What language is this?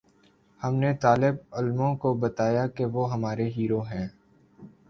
Urdu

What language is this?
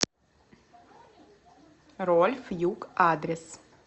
Russian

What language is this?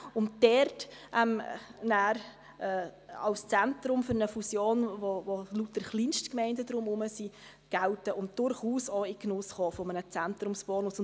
Swiss German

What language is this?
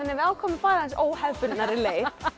Icelandic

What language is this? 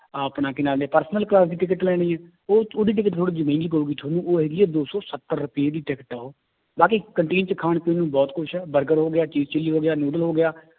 Punjabi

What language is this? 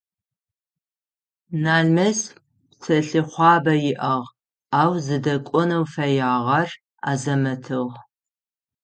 Adyghe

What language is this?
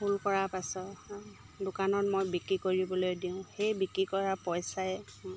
Assamese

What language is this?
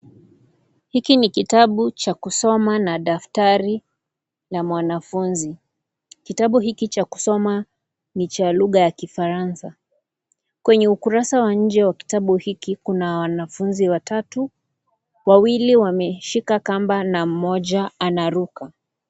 Swahili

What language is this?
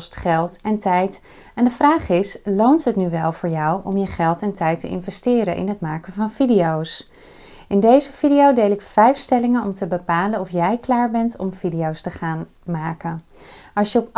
Dutch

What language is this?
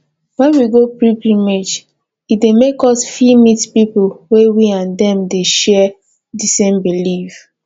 Nigerian Pidgin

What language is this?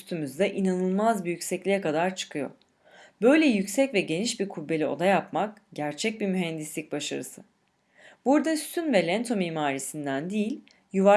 Turkish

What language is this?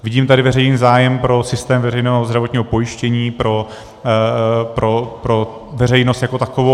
Czech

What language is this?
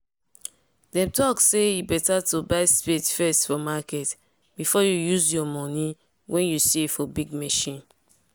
Nigerian Pidgin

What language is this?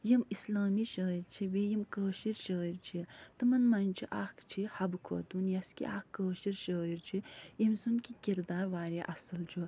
Kashmiri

